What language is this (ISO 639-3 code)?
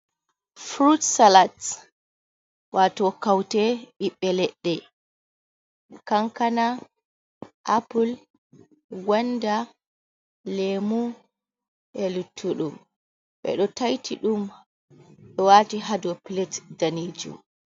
ful